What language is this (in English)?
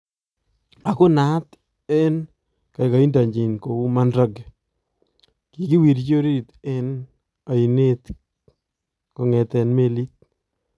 Kalenjin